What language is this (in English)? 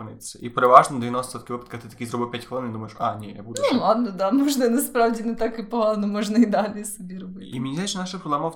Ukrainian